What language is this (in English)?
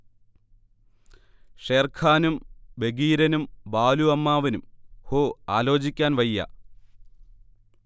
Malayalam